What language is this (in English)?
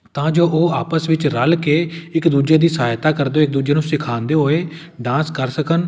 Punjabi